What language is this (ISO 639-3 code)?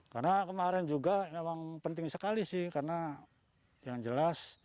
ind